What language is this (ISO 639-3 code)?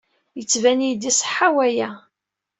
kab